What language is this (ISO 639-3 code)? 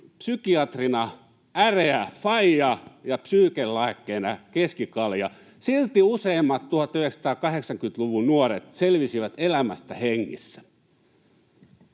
fin